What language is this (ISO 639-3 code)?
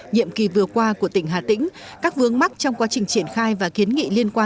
vie